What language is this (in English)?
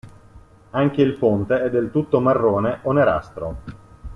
Italian